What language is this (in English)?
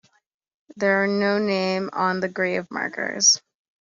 English